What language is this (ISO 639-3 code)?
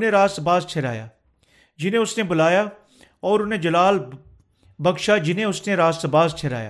urd